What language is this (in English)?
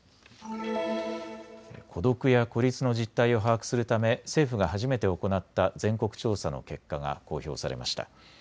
Japanese